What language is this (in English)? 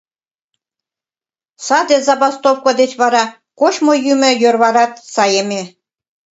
Mari